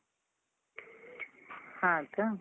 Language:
Marathi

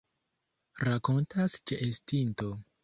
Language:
Esperanto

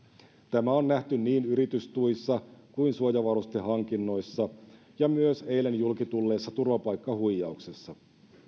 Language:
Finnish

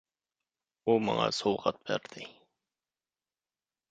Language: Uyghur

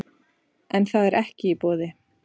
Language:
Icelandic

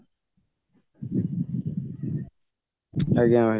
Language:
Odia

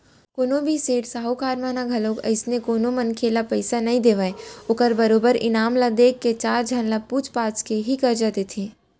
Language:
Chhattisgarhi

